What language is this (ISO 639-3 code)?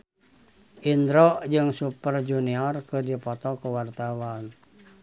sun